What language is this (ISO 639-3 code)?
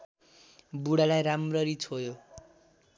nep